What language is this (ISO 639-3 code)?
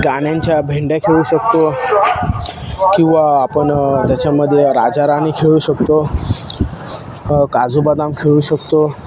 mar